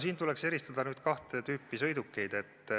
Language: Estonian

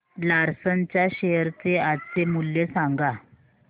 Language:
Marathi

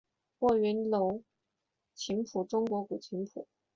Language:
Chinese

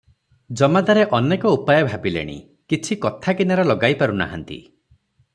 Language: Odia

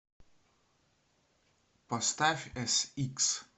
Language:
Russian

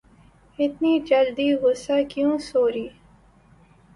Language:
Urdu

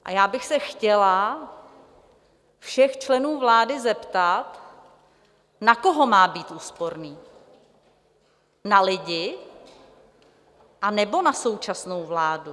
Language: Czech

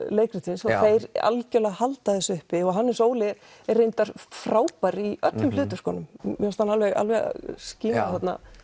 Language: Icelandic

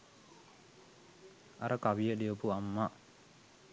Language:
Sinhala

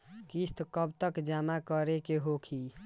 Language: Bhojpuri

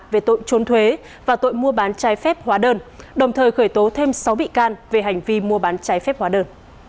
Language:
Vietnamese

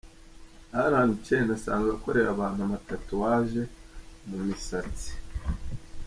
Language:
Kinyarwanda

